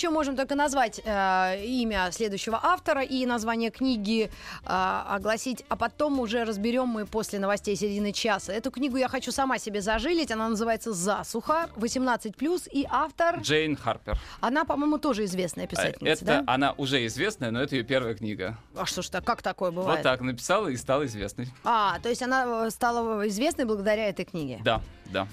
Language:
Russian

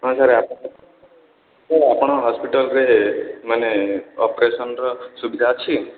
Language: Odia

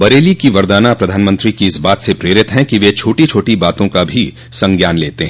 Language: Hindi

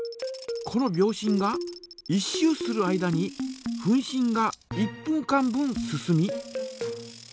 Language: Japanese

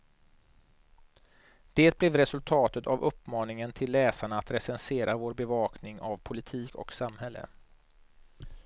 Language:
Swedish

